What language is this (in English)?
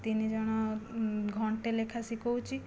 Odia